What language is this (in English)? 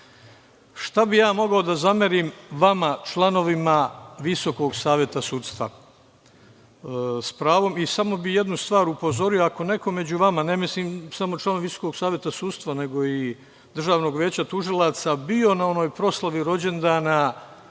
Serbian